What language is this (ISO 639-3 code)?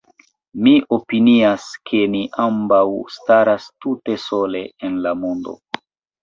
epo